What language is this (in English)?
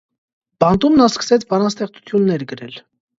Armenian